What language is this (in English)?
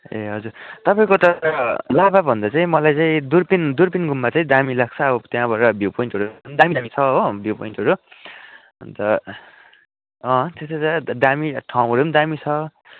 Nepali